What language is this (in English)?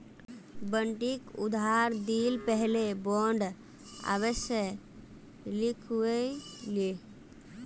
Magahi